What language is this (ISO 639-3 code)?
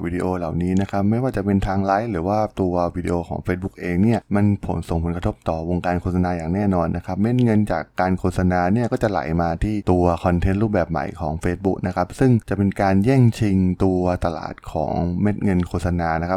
tha